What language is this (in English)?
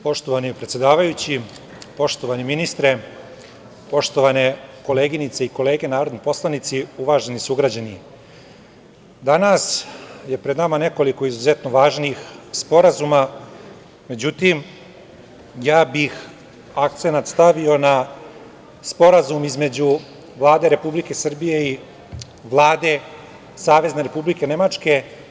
Serbian